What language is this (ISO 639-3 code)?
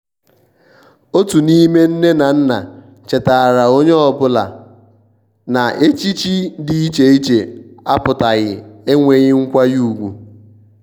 ibo